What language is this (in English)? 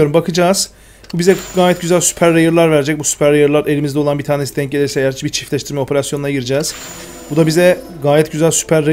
Turkish